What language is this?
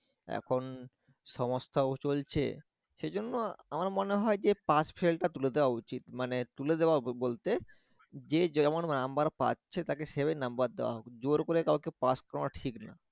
Bangla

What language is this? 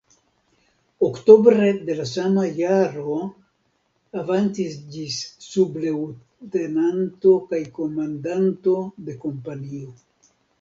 Esperanto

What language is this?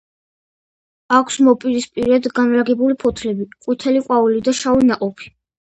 Georgian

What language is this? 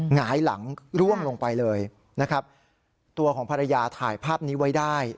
Thai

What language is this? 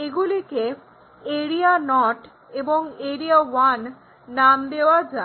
Bangla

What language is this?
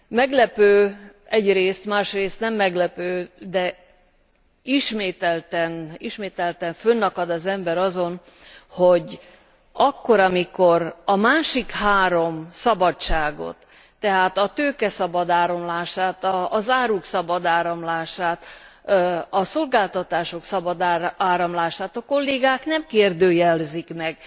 Hungarian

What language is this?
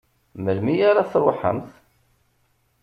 Kabyle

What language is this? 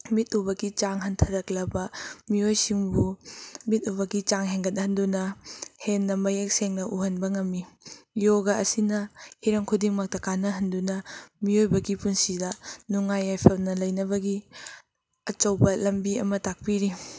Manipuri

